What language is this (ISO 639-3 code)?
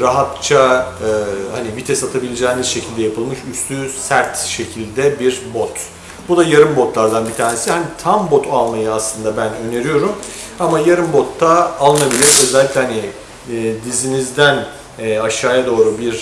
tur